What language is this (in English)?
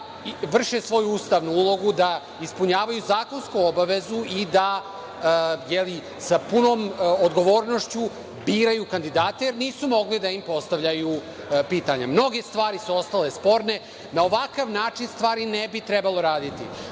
Serbian